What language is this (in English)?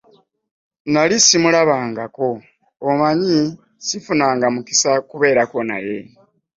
Ganda